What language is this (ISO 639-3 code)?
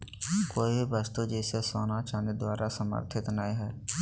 mag